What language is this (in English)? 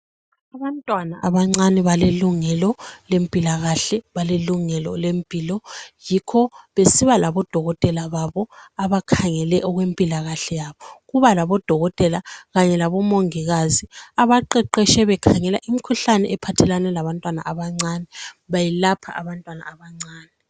North Ndebele